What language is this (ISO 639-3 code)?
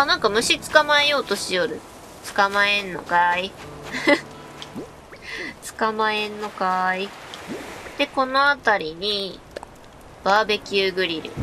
jpn